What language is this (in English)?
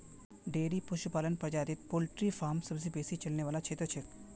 Magahi